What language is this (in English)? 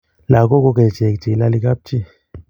Kalenjin